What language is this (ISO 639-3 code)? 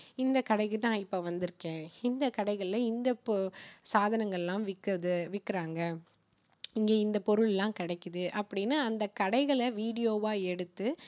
tam